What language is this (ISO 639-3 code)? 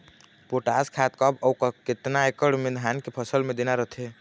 hne